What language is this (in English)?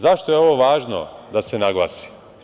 Serbian